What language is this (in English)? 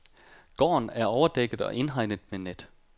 Danish